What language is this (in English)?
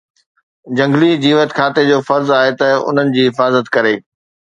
Sindhi